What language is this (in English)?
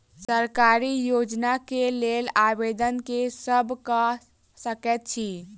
Maithili